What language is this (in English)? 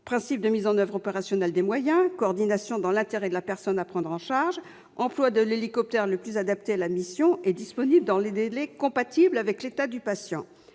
French